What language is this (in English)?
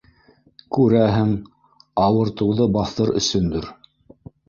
Bashkir